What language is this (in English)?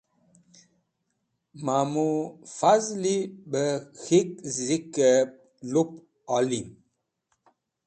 Wakhi